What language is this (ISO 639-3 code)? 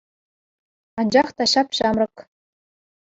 chv